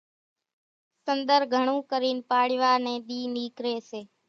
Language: Kachi Koli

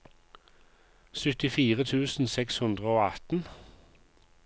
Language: Norwegian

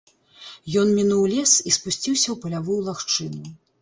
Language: Belarusian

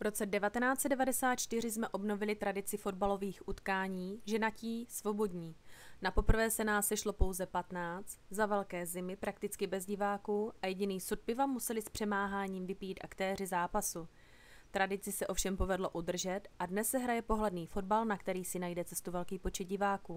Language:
Czech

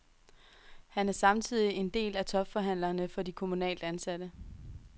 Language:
Danish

